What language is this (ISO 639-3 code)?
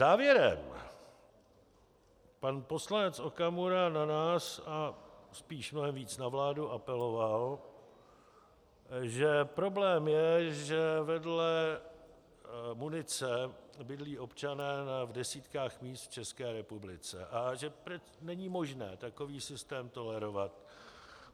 ces